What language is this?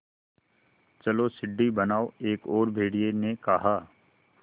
Hindi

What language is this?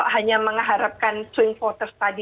Indonesian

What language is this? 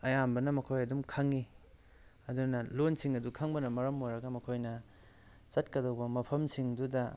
Manipuri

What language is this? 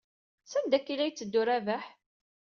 Kabyle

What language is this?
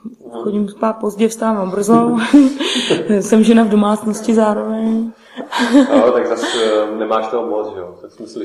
Czech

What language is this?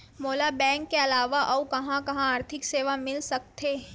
Chhattisgarhi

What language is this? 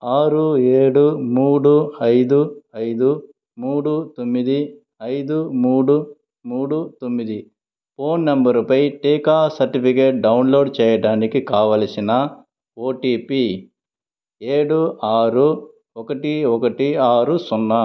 Telugu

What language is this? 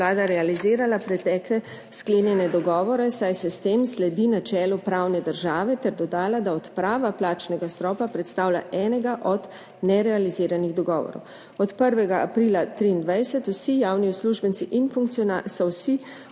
Slovenian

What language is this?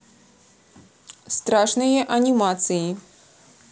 Russian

